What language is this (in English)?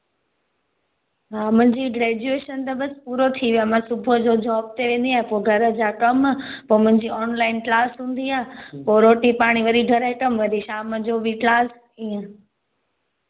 Sindhi